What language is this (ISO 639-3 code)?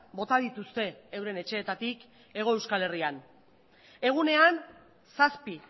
eus